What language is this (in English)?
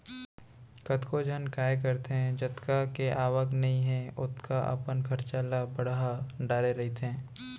Chhattisgarhi